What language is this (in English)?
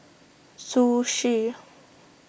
English